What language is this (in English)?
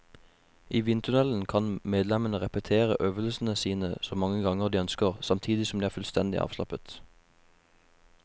Norwegian